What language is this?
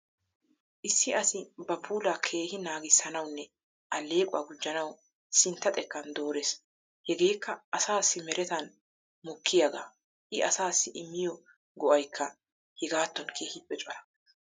Wolaytta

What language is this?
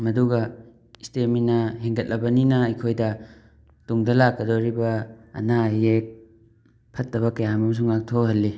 Manipuri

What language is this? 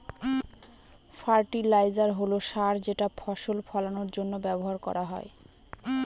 Bangla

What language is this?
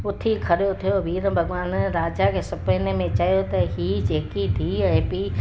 Sindhi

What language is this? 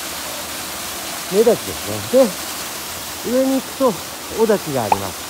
Japanese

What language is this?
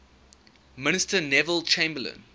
English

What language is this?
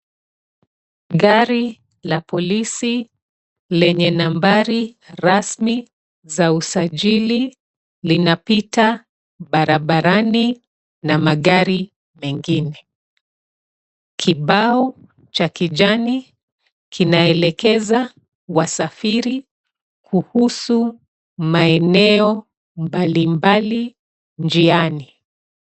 Swahili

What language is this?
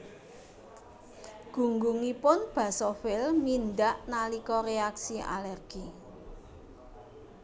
Javanese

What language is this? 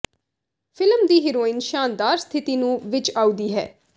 Punjabi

